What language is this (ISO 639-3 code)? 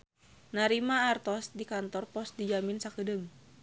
sun